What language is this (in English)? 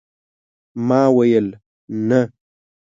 Pashto